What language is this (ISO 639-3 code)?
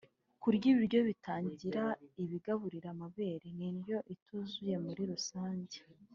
kin